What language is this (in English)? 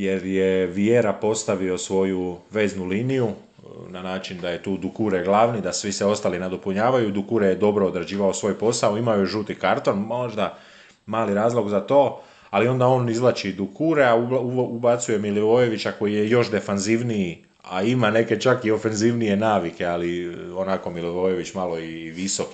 Croatian